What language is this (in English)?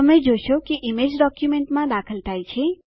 Gujarati